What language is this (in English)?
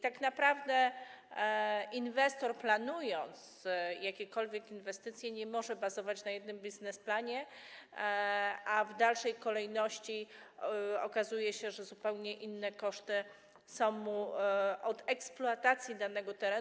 Polish